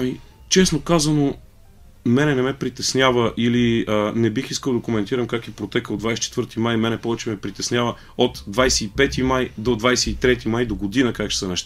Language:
Bulgarian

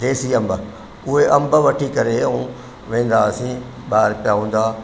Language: Sindhi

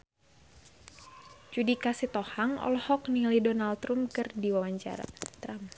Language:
Sundanese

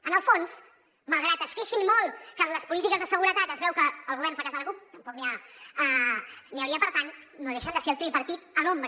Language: Catalan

